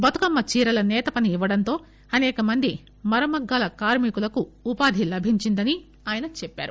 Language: Telugu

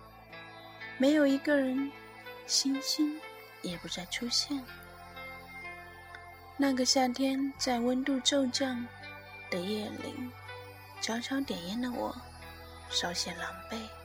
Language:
Chinese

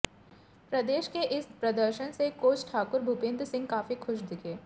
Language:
Hindi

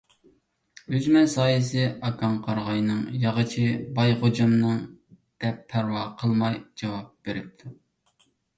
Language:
Uyghur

